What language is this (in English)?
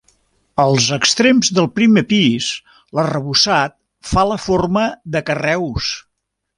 Catalan